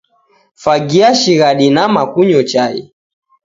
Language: Taita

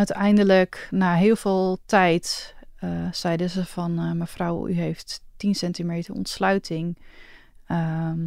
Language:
Dutch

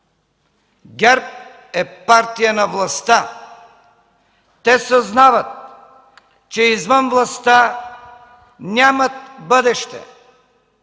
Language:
Bulgarian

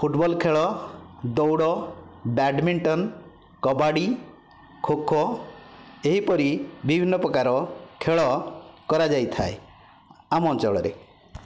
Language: Odia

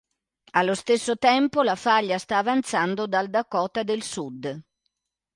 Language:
Italian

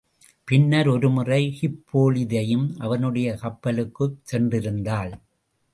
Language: Tamil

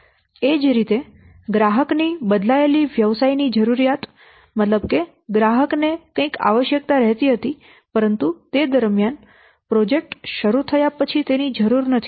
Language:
Gujarati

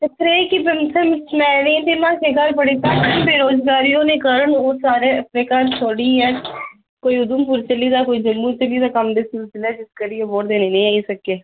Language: Dogri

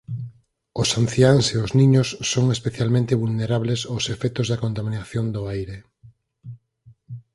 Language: Galician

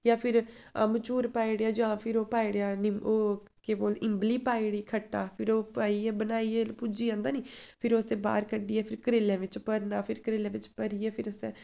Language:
Dogri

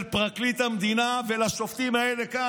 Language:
Hebrew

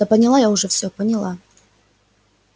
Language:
Russian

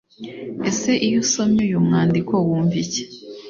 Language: Kinyarwanda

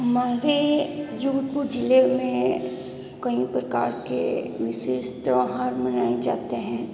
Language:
Hindi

